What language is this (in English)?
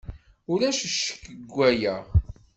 Kabyle